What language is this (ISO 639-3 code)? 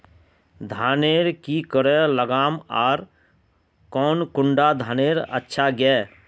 mag